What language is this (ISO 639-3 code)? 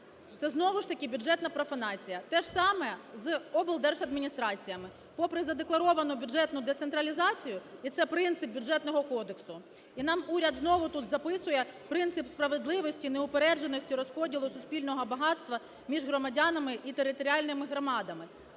ukr